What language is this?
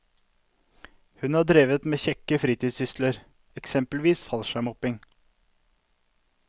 Norwegian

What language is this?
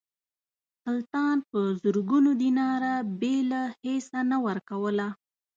Pashto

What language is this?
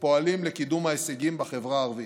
Hebrew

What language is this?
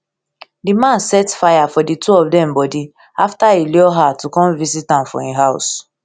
Nigerian Pidgin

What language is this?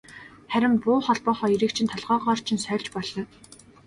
Mongolian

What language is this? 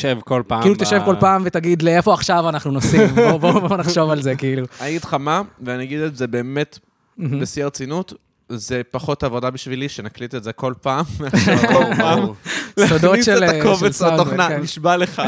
Hebrew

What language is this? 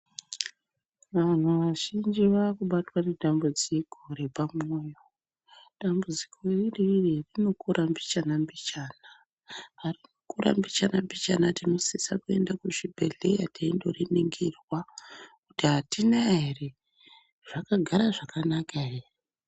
Ndau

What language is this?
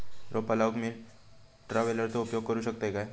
Marathi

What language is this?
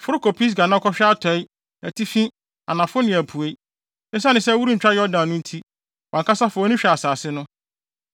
Akan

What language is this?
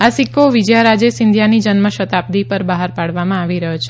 Gujarati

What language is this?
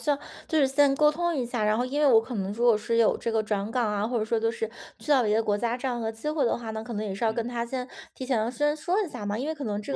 Chinese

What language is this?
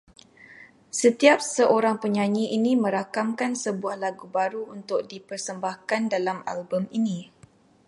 Malay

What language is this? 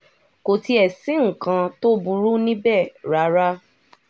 Yoruba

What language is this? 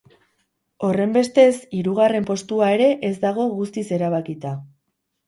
Basque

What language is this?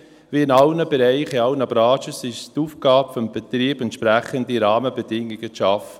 Swiss German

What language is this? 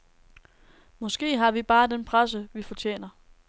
Danish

